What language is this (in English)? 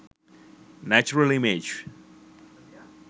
Sinhala